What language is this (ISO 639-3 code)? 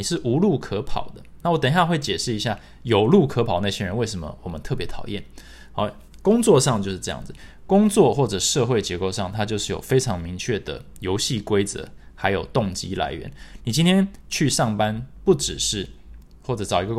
zho